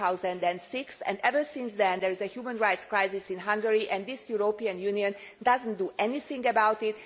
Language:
English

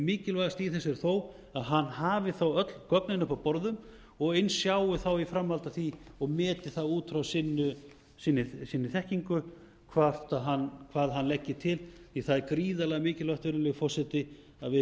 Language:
Icelandic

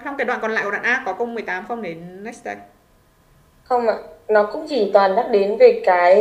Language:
Vietnamese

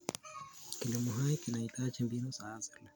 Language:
Kalenjin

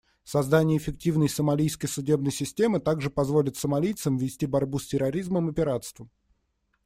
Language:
Russian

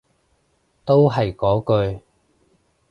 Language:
Cantonese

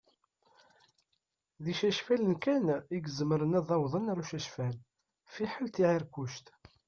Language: Kabyle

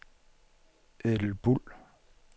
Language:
Danish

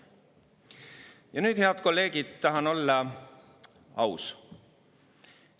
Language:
Estonian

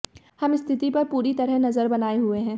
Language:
Hindi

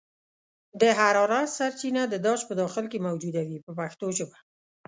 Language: Pashto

